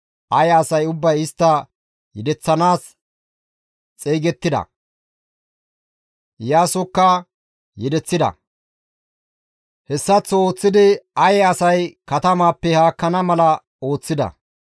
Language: Gamo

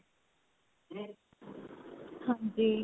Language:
Punjabi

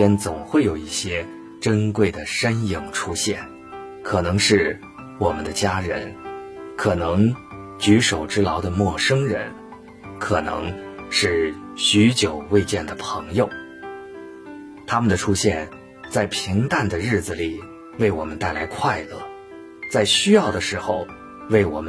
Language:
Chinese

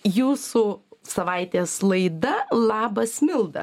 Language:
Lithuanian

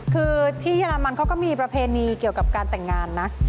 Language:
Thai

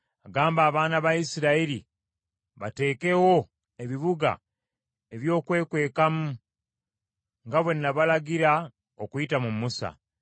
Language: Ganda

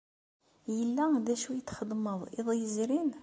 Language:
Kabyle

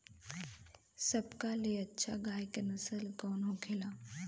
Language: Bhojpuri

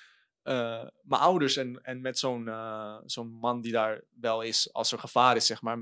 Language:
Dutch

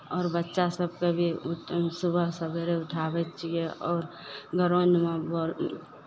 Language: Maithili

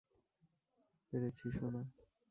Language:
Bangla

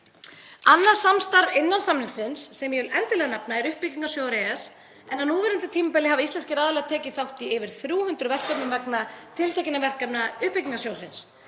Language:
Icelandic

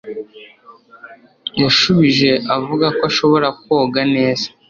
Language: Kinyarwanda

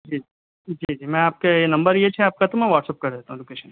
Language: Urdu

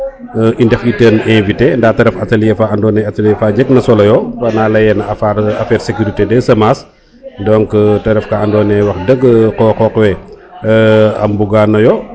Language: Serer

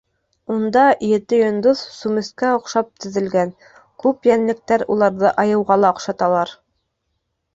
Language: Bashkir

